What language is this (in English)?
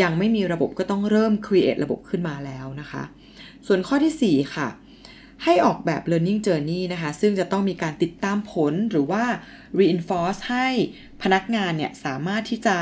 Thai